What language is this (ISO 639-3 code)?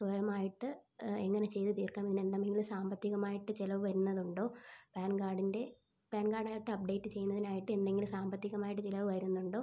mal